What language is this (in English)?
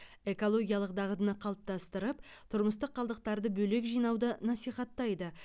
Kazakh